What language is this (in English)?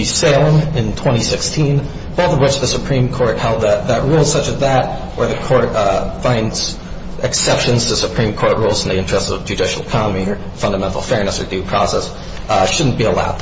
English